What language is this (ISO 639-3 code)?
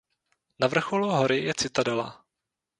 ces